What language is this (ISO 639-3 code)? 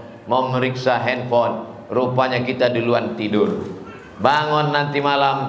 ind